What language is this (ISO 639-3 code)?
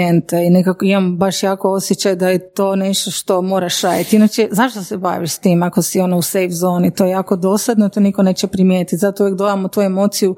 hrv